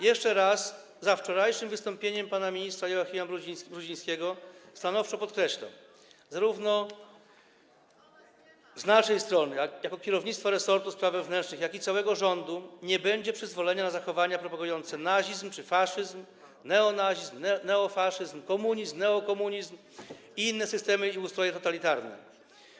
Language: Polish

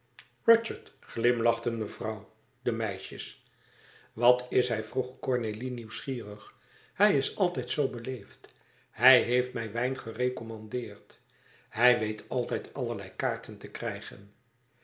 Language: Dutch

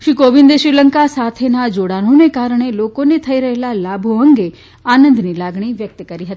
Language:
Gujarati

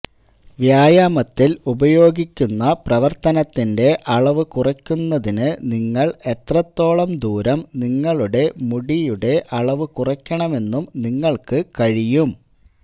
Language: Malayalam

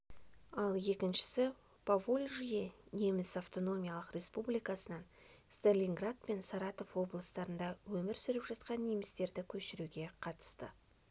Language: Kazakh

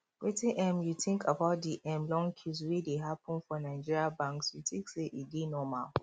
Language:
Nigerian Pidgin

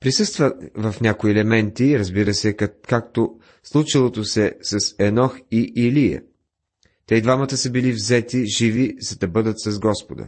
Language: Bulgarian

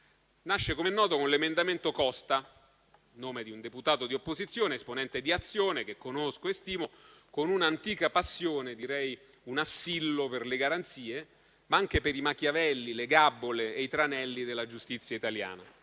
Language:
Italian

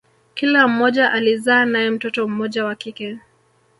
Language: Swahili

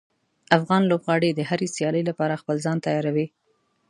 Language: Pashto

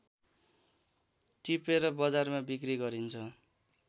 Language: Nepali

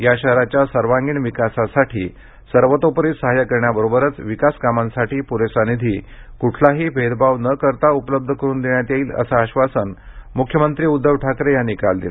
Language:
Marathi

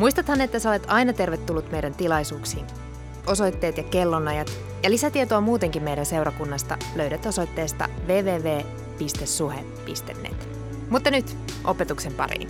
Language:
Finnish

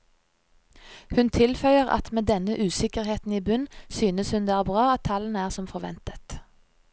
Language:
Norwegian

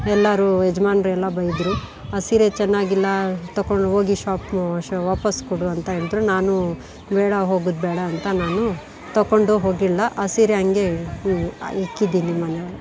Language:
Kannada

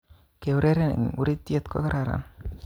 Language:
Kalenjin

